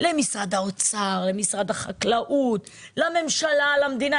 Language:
Hebrew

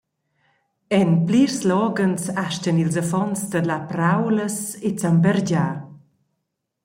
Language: Romansh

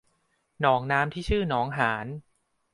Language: Thai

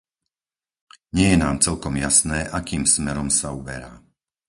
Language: Slovak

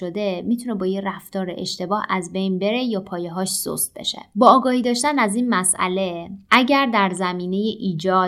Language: Persian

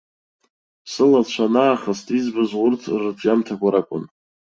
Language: Abkhazian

